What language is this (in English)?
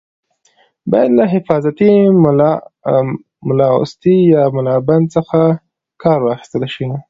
Pashto